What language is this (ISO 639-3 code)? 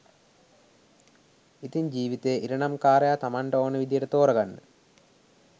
sin